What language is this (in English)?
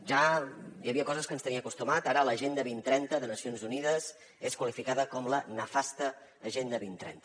Catalan